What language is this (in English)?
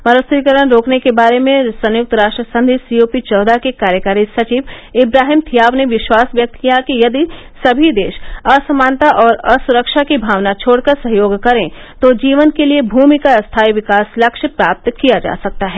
Hindi